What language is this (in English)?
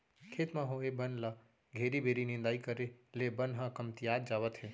Chhattisgarhi